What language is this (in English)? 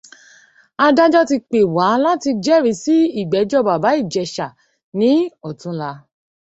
Yoruba